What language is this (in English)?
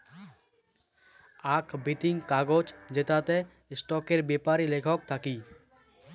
Bangla